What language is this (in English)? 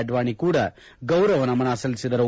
Kannada